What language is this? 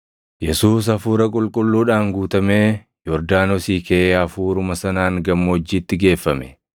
Oromo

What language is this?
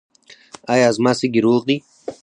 Pashto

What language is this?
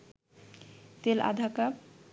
Bangla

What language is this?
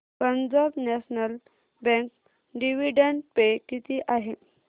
Marathi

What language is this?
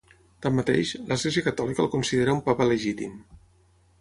Catalan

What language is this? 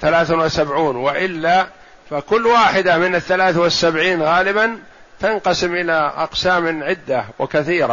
Arabic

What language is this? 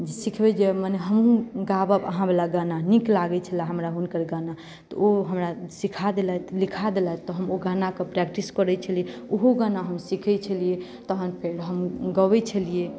Maithili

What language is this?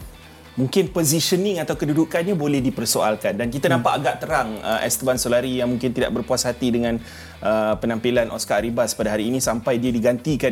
Malay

